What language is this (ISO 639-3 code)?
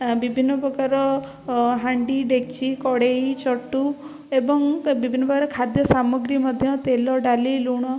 ori